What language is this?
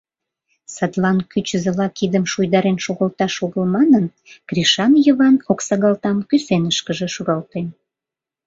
Mari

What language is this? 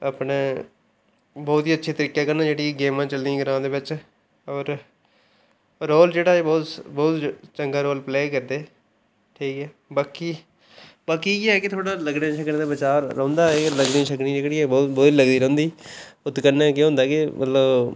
Dogri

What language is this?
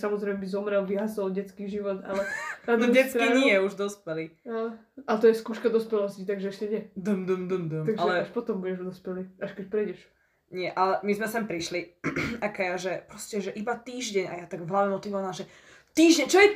Slovak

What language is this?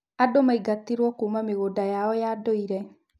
Kikuyu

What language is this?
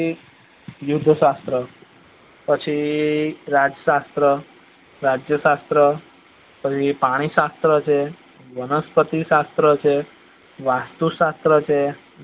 Gujarati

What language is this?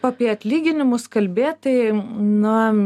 Lithuanian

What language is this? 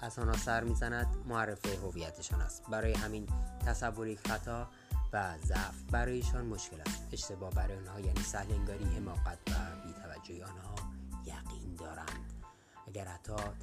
Persian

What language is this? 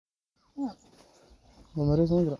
Somali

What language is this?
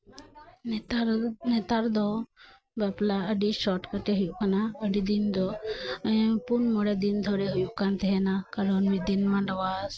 Santali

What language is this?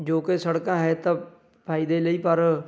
Punjabi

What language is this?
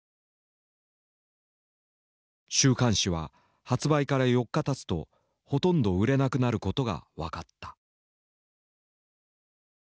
Japanese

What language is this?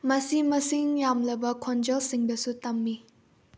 Manipuri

